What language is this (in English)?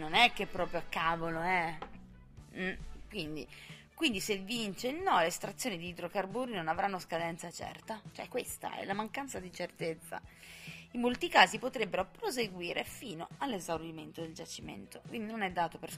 Italian